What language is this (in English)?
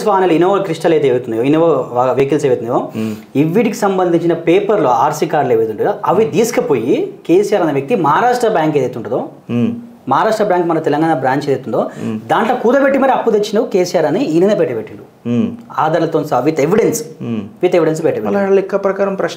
Telugu